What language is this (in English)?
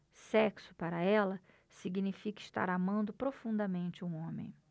Portuguese